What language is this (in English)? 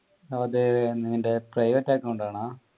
Malayalam